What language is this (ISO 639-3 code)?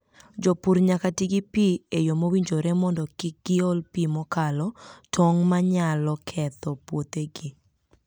luo